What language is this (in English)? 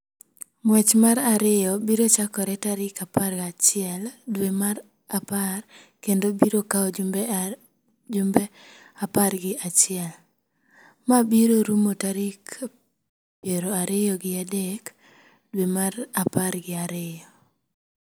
Luo (Kenya and Tanzania)